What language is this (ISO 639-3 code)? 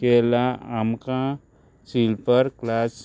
kok